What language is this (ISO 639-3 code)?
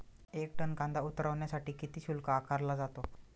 mar